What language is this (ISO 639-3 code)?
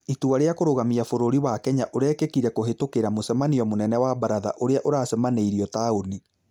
kik